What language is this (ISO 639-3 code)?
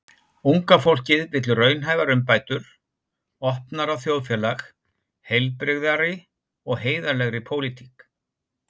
isl